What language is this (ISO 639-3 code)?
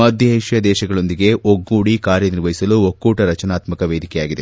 kan